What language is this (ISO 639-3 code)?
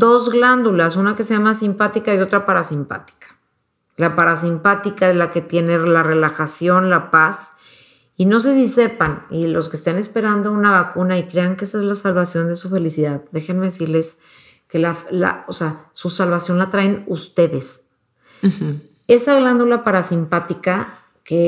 spa